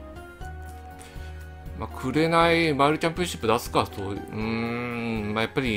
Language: Japanese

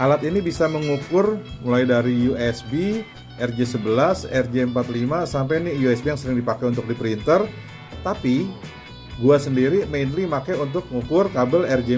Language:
Indonesian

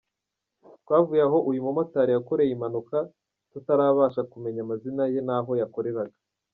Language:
Kinyarwanda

